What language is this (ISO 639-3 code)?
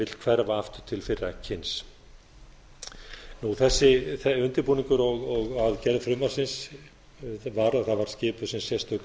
isl